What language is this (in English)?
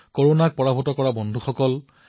Assamese